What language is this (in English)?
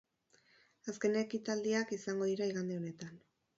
Basque